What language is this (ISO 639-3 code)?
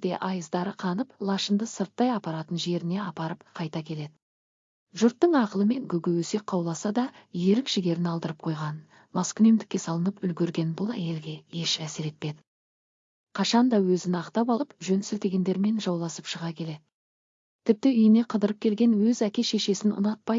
tur